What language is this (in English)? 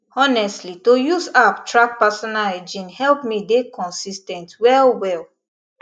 Nigerian Pidgin